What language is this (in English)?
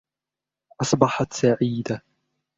Arabic